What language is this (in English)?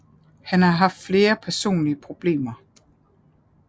Danish